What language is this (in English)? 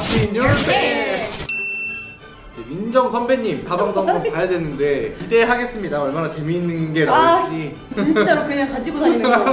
Korean